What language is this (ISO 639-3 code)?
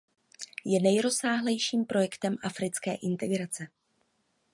ces